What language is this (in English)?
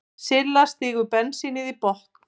Icelandic